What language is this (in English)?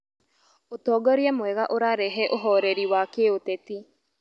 Kikuyu